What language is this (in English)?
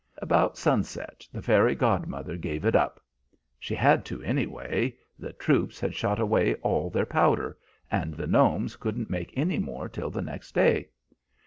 English